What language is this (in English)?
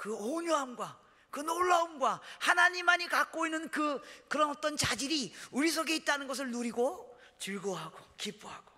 Korean